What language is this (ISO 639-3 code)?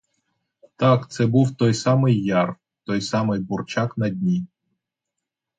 ukr